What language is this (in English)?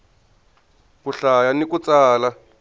Tsonga